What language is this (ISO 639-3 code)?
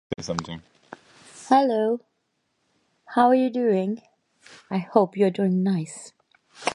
eng